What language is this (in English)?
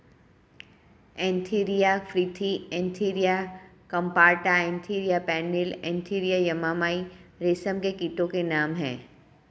Hindi